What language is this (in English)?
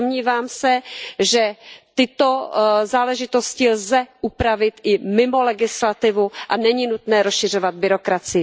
Czech